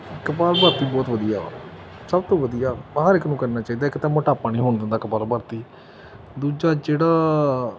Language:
Punjabi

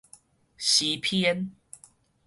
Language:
Min Nan Chinese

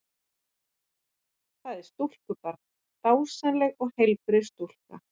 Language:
Icelandic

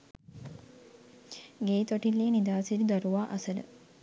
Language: Sinhala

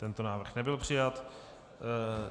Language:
Czech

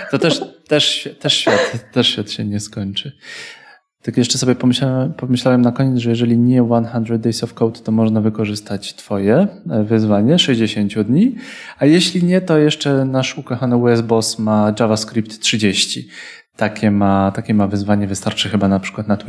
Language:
Polish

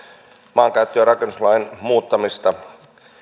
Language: Finnish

